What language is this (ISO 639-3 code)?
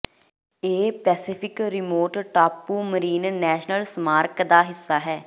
pan